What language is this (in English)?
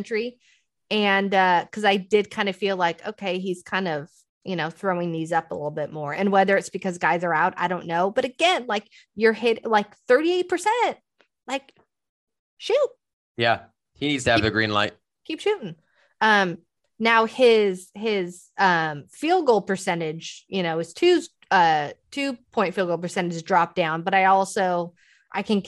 English